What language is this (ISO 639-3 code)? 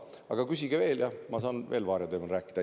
est